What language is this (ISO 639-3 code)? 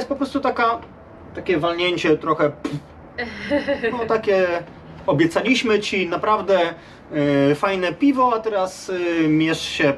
pol